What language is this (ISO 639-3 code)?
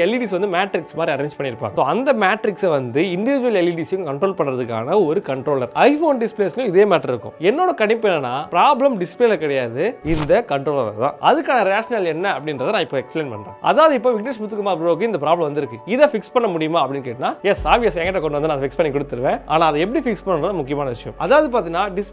kor